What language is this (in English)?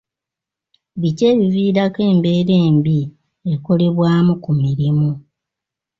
Ganda